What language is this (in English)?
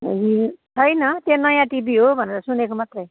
Nepali